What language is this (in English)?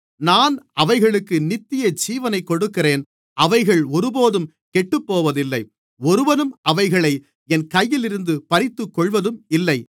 Tamil